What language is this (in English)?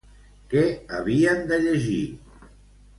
Catalan